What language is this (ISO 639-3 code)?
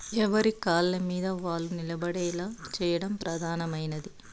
tel